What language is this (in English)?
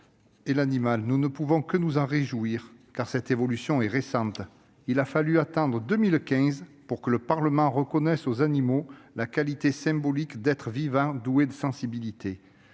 French